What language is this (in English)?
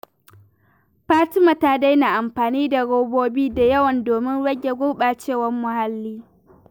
Hausa